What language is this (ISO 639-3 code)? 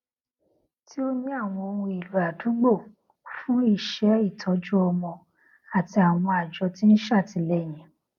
yor